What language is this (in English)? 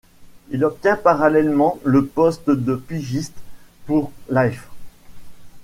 French